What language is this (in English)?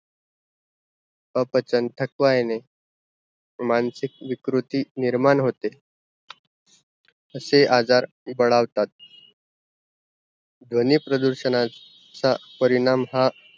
Marathi